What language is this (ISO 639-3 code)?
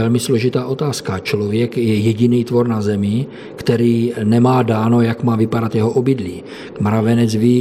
ces